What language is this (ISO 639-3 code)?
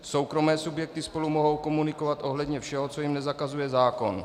ces